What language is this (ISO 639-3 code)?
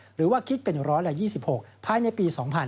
tha